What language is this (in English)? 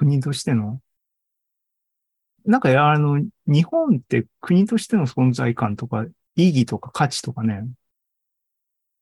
Japanese